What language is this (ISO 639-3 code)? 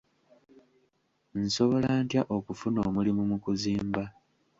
lug